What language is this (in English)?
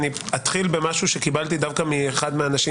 Hebrew